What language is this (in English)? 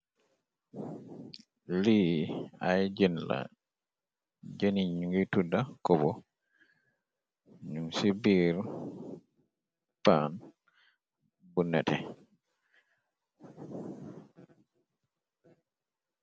Wolof